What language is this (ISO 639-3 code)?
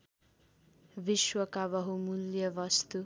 nep